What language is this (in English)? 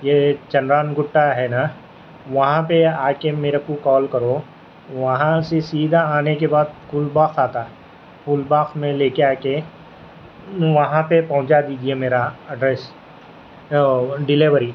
Urdu